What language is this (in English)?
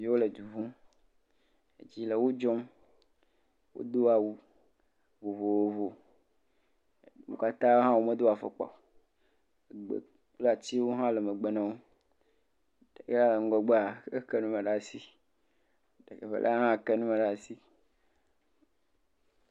Ewe